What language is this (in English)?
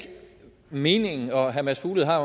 Danish